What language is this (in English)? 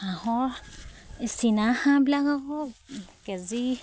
Assamese